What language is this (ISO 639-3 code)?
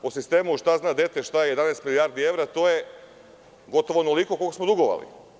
srp